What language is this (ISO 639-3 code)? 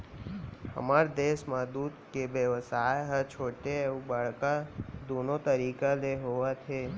hne